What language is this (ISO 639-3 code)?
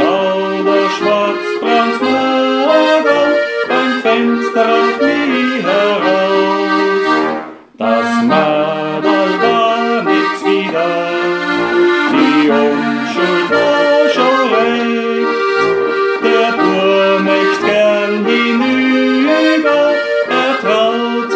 nld